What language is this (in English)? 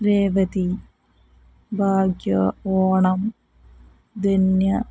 Malayalam